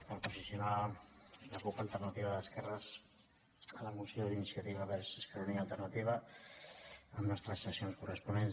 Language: Catalan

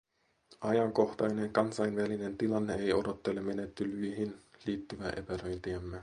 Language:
Finnish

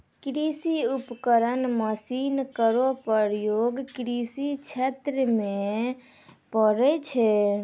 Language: Maithili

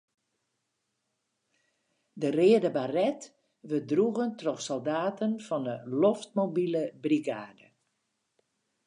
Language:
Western Frisian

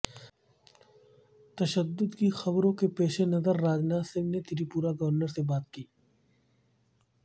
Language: Urdu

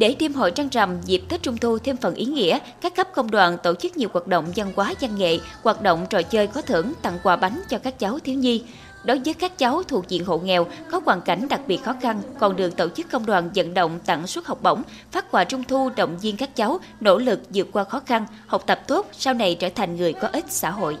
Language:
Vietnamese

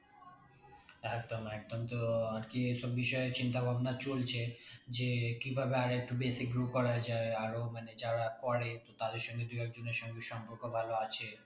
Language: Bangla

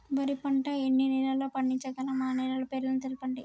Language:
Telugu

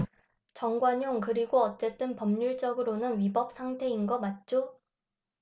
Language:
Korean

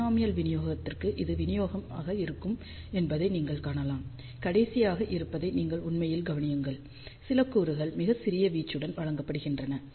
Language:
Tamil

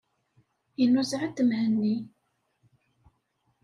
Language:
Kabyle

